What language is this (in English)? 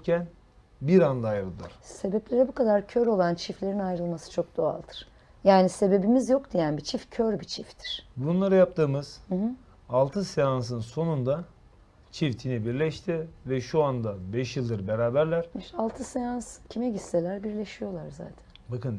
Turkish